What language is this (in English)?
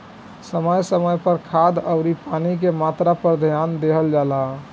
Bhojpuri